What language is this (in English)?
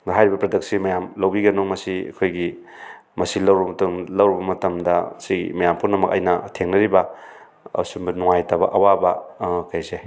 Manipuri